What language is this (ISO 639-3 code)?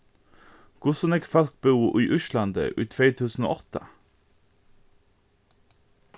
fao